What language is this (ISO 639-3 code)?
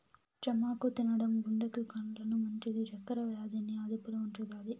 tel